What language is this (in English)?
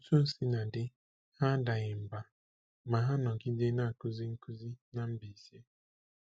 Igbo